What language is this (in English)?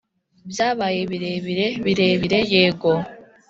Kinyarwanda